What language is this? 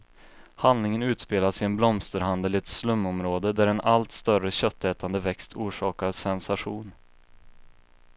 Swedish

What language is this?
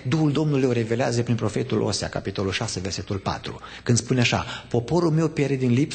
Romanian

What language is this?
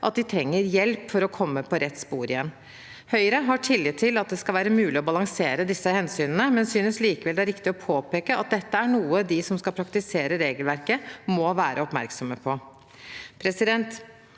Norwegian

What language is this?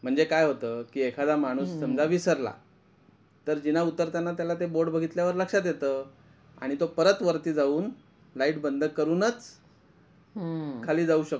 Marathi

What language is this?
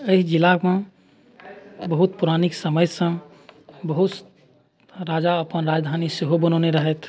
Maithili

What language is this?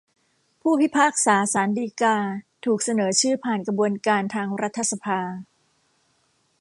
Thai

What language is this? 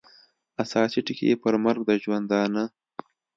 Pashto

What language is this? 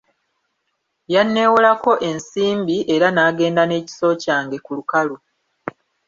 Ganda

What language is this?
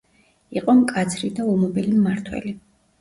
Georgian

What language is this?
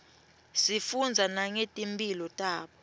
Swati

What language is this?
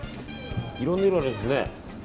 Japanese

